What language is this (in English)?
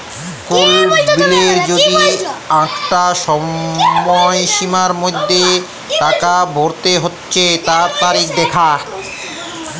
Bangla